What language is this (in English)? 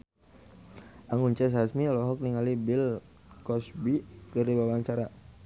Sundanese